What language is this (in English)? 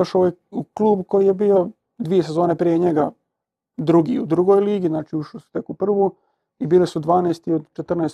Croatian